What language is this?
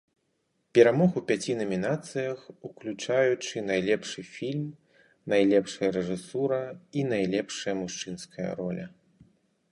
Belarusian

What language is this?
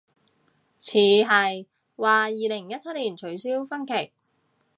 Cantonese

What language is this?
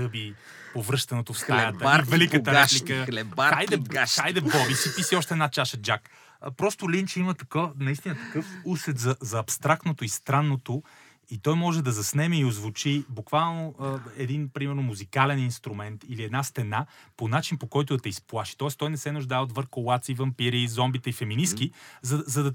Bulgarian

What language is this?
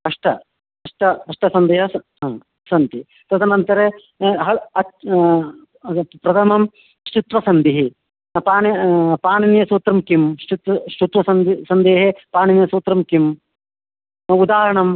Sanskrit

